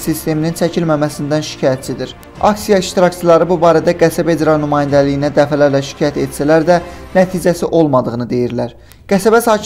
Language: Turkish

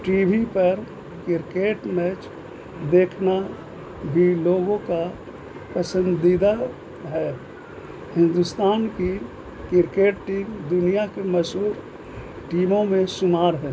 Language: Urdu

